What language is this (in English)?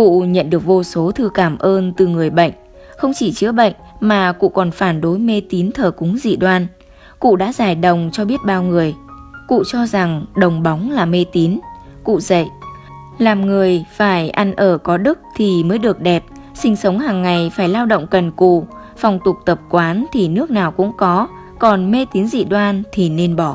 Vietnamese